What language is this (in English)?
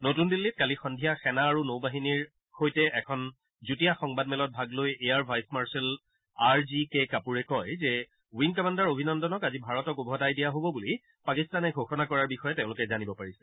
Assamese